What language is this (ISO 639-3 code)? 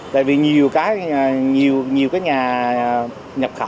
vie